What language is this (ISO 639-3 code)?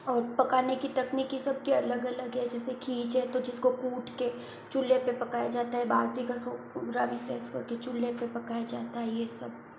hin